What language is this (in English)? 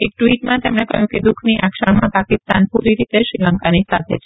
Gujarati